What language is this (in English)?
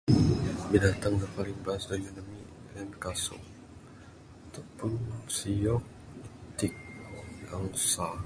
Bukar-Sadung Bidayuh